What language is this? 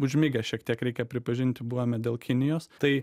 Lithuanian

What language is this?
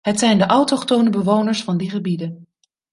Dutch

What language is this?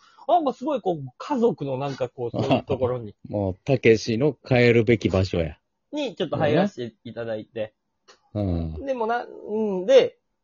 Japanese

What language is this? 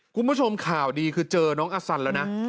Thai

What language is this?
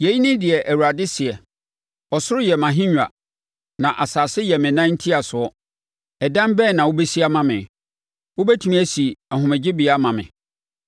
Akan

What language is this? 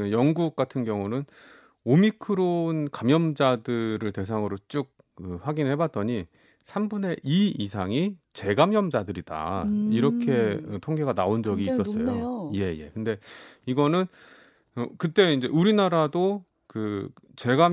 Korean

